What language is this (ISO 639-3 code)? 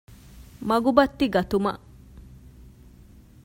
div